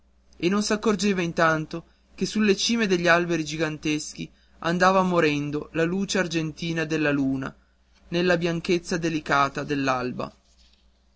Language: Italian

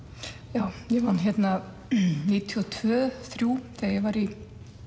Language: Icelandic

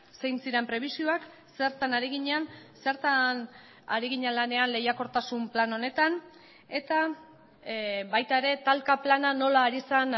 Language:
Basque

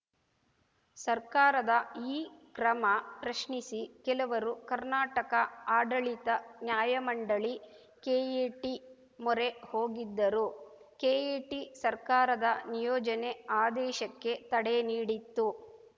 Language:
Kannada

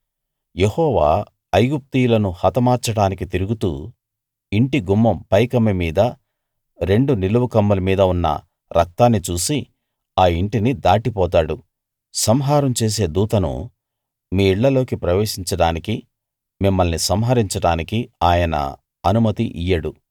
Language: Telugu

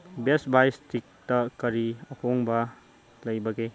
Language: Manipuri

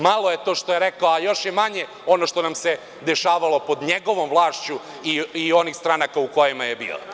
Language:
Serbian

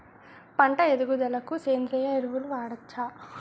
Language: Telugu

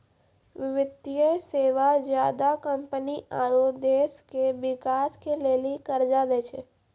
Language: Maithili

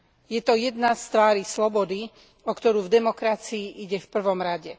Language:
Slovak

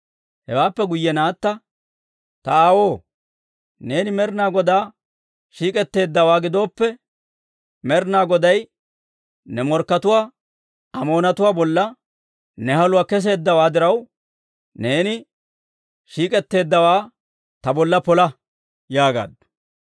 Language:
Dawro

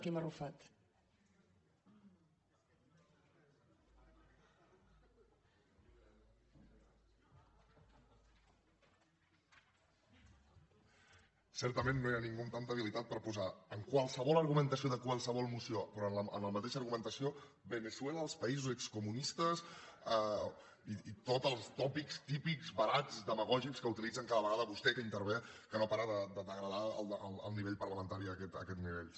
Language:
Catalan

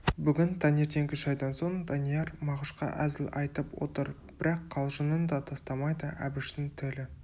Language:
Kazakh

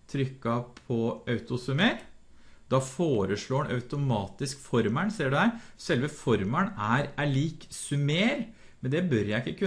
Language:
Norwegian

